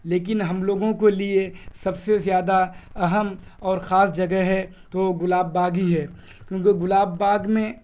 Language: Urdu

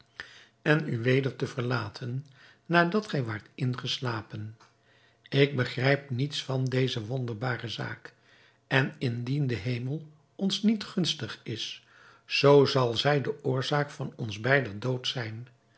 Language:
Dutch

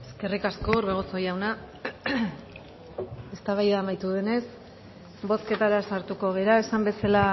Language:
Basque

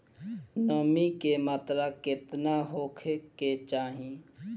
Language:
Bhojpuri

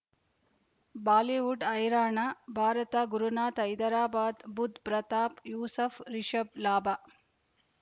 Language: Kannada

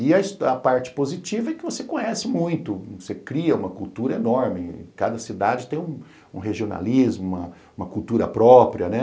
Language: Portuguese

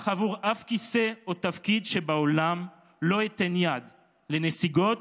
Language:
Hebrew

